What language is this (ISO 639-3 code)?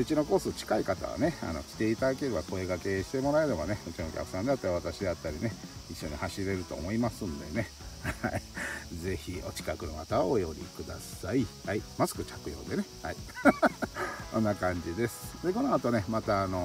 jpn